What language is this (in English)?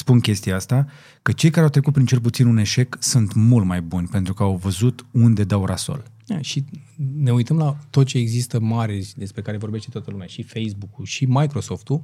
Romanian